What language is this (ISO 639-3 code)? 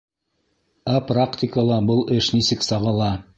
bak